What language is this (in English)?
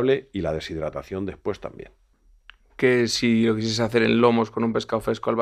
Spanish